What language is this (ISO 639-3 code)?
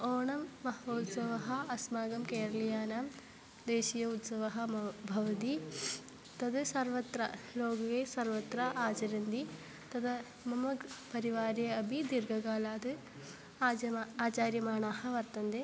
san